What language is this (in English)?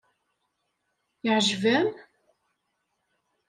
Kabyle